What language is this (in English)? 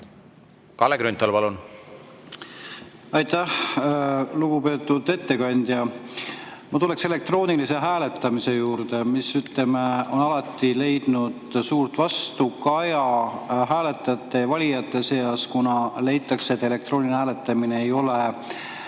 Estonian